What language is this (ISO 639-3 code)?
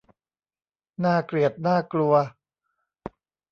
tha